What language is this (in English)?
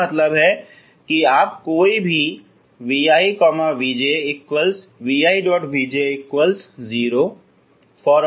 Hindi